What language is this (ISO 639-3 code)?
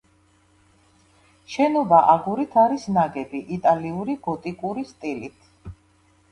kat